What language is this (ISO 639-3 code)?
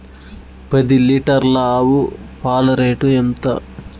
tel